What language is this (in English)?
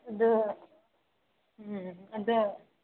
Manipuri